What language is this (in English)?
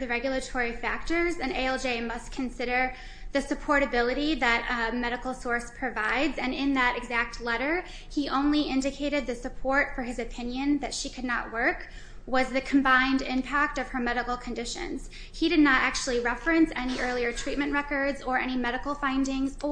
English